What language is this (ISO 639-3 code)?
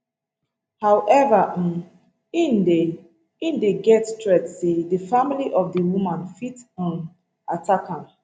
pcm